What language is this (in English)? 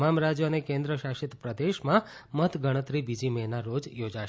Gujarati